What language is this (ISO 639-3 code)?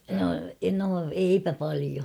fin